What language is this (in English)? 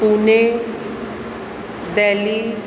Sindhi